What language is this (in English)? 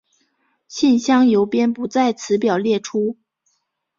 Chinese